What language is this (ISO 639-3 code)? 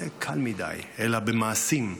heb